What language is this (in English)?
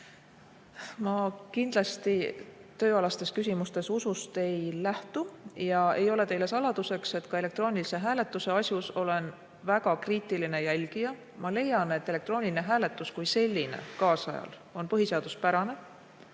Estonian